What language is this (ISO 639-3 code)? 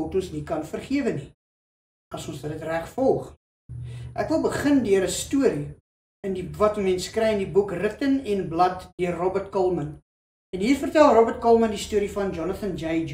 nld